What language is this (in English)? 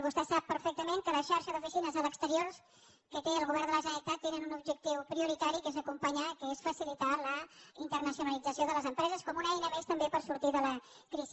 Catalan